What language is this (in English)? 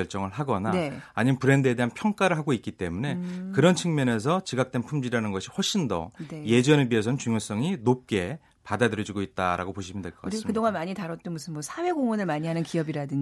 Korean